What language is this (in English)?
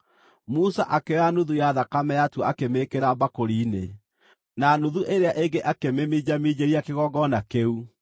Kikuyu